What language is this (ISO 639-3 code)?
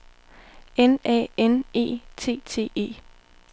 dan